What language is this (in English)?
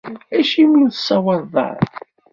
Kabyle